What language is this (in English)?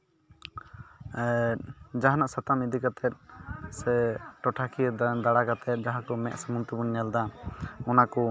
Santali